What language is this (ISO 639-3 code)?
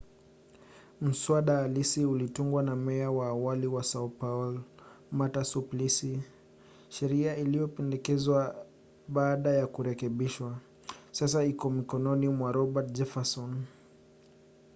swa